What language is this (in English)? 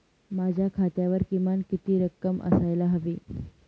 Marathi